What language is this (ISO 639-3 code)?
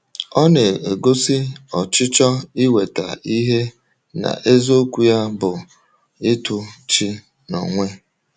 ibo